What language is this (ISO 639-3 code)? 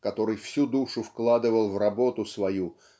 rus